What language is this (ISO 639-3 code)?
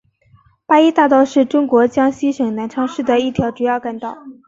zho